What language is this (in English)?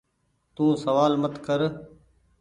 Goaria